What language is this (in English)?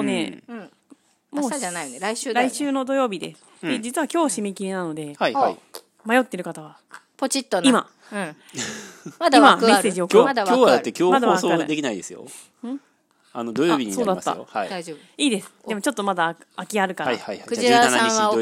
Japanese